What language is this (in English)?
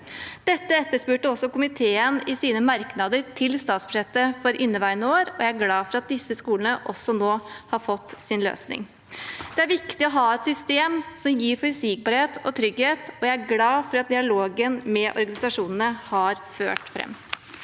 Norwegian